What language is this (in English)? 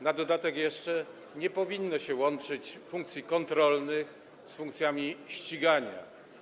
Polish